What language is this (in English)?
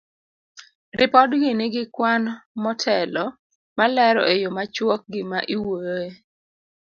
Luo (Kenya and Tanzania)